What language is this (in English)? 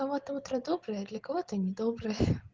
Russian